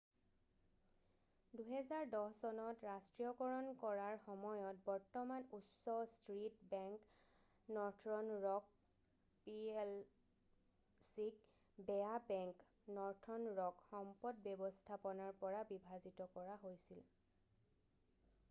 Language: Assamese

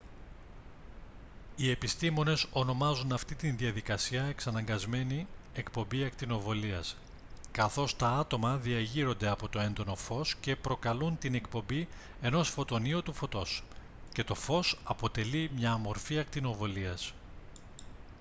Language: Greek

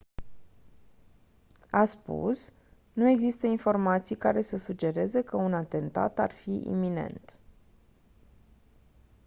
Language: Romanian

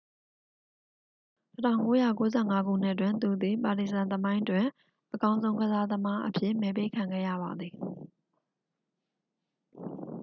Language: Burmese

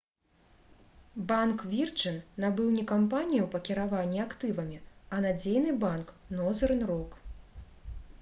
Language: Belarusian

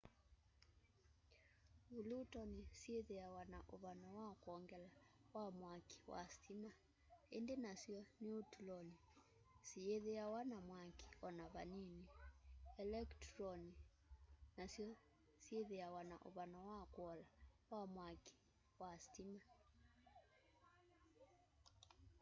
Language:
Kamba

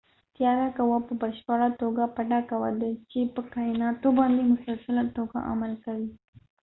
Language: Pashto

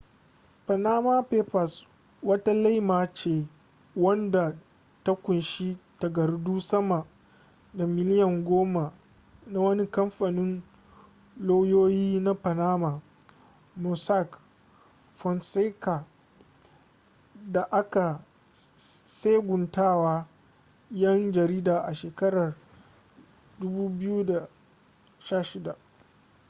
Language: Hausa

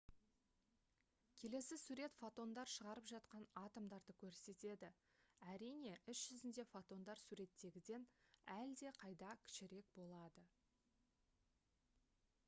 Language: Kazakh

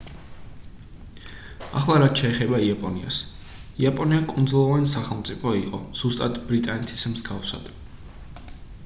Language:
Georgian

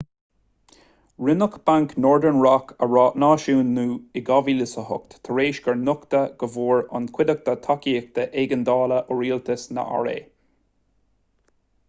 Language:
Irish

